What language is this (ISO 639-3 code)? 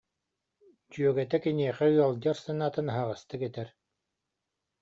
sah